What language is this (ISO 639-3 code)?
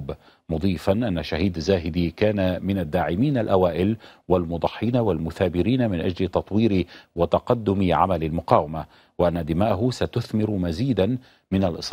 ara